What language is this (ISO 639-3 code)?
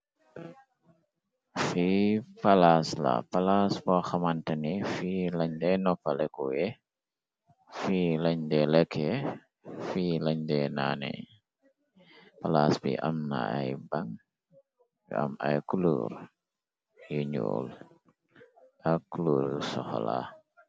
wol